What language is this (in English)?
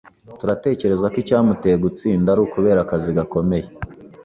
Kinyarwanda